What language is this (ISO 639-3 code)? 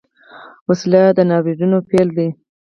pus